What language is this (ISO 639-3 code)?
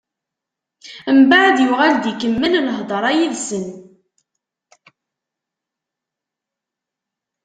kab